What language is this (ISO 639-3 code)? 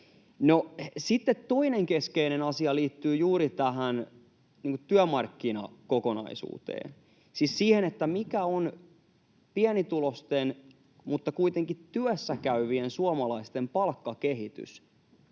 fin